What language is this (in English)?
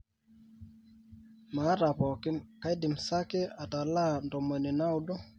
Masai